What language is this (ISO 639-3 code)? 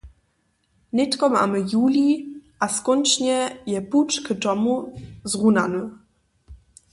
hsb